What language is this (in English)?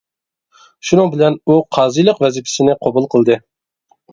Uyghur